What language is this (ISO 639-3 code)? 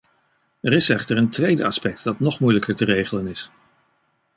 nld